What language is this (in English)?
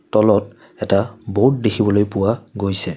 Assamese